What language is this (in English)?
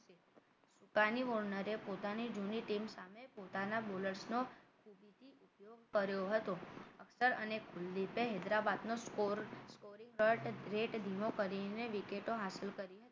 Gujarati